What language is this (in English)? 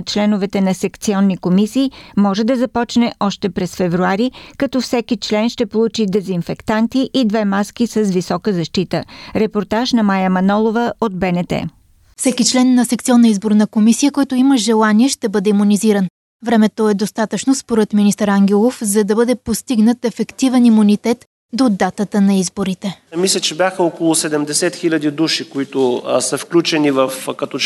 Bulgarian